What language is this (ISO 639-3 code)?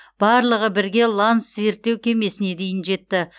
kaz